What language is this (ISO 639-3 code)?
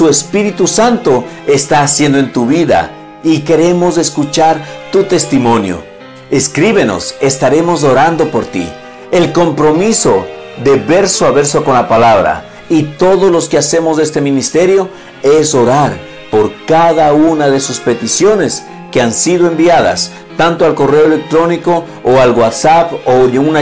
spa